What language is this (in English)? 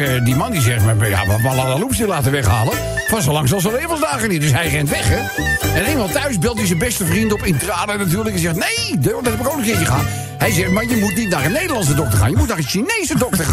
Dutch